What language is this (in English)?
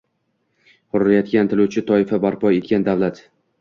Uzbek